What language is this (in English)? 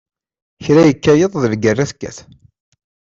Kabyle